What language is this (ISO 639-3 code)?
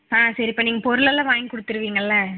tam